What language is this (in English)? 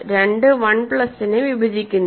Malayalam